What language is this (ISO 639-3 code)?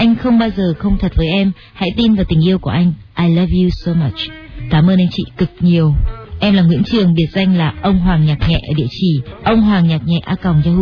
vie